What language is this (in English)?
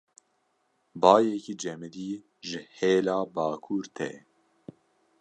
Kurdish